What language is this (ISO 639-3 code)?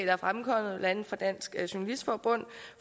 dan